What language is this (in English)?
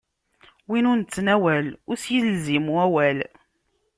Kabyle